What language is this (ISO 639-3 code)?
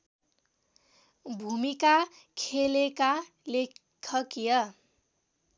nep